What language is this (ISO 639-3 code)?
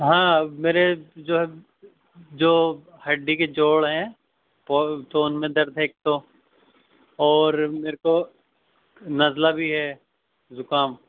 urd